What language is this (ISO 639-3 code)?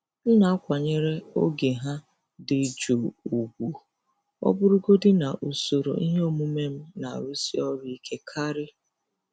ibo